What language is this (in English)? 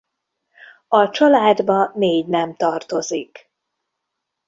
Hungarian